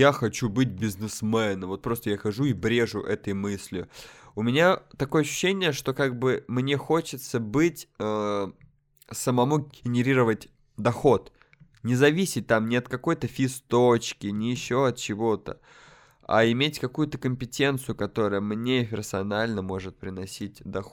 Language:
Russian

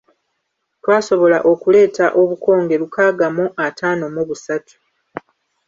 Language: Ganda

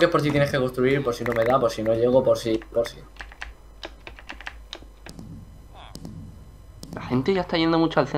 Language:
Spanish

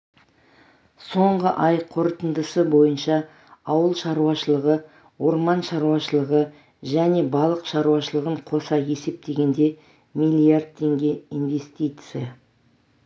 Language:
Kazakh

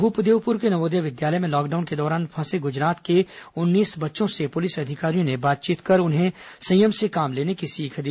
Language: Hindi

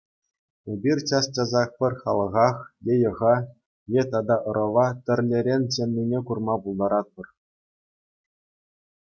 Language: Chuvash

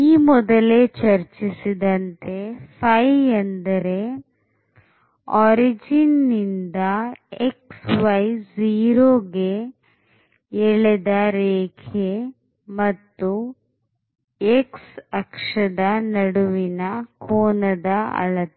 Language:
Kannada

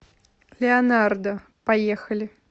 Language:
Russian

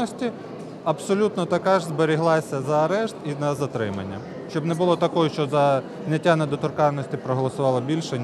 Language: Ukrainian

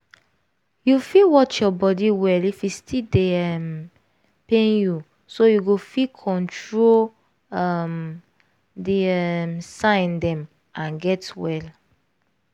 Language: Nigerian Pidgin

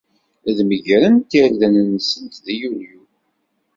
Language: Kabyle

